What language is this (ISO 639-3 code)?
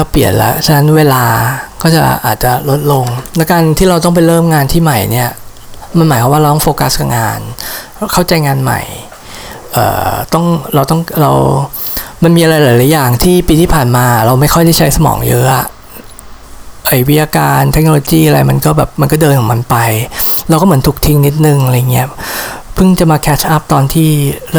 tha